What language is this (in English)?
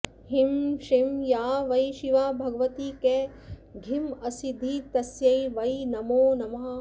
Sanskrit